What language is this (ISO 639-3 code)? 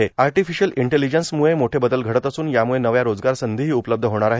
mar